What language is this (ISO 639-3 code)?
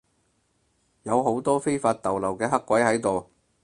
yue